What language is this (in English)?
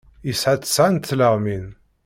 Kabyle